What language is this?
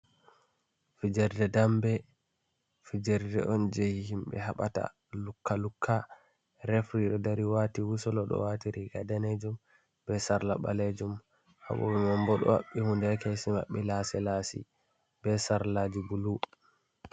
Fula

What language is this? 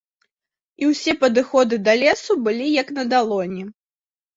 Belarusian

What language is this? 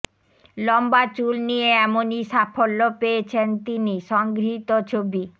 Bangla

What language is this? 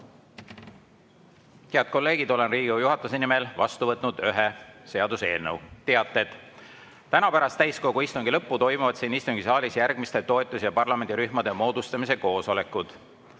Estonian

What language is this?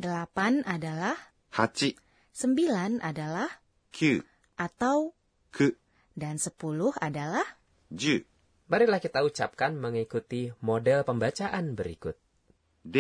Indonesian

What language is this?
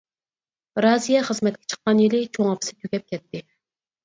Uyghur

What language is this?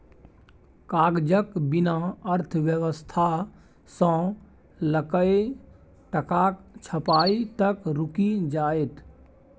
Maithili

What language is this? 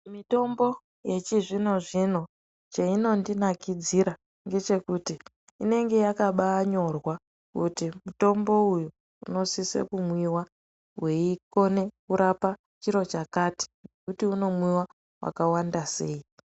Ndau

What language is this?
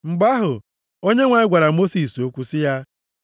Igbo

